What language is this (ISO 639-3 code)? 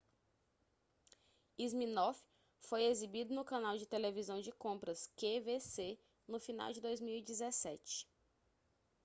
por